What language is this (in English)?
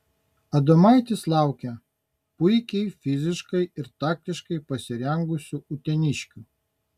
Lithuanian